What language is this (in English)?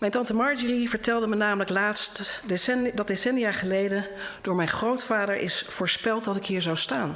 Dutch